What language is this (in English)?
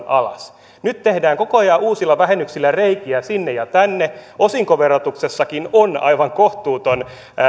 Finnish